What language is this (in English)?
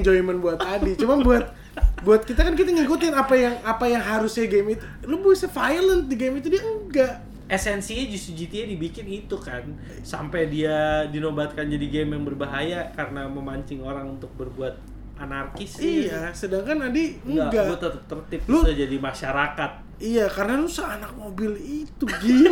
Indonesian